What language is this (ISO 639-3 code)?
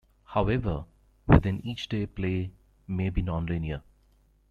eng